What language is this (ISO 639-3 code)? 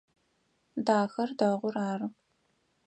ady